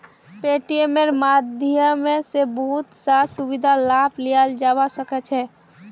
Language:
Magahi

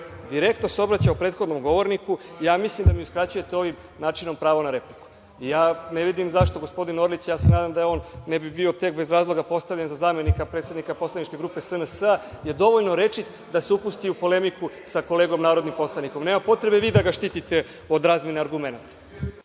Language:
Serbian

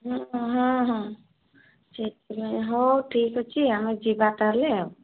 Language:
Odia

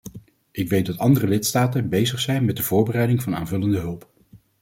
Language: Dutch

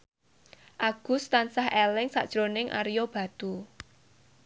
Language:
Javanese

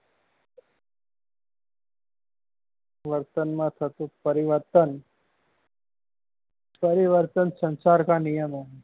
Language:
Gujarati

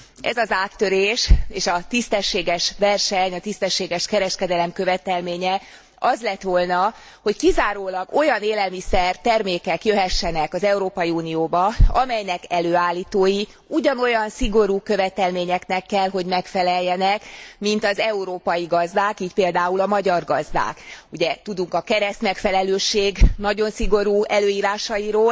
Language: Hungarian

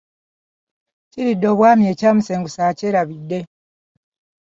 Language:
Ganda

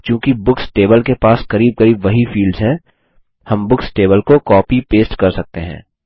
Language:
Hindi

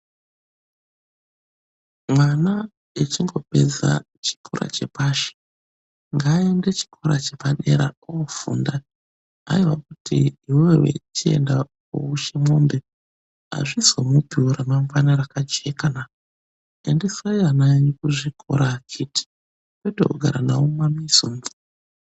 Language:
Ndau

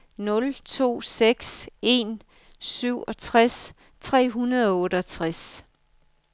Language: Danish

